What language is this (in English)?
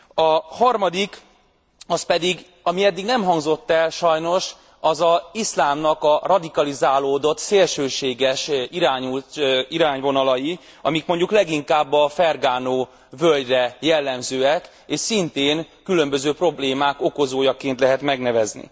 Hungarian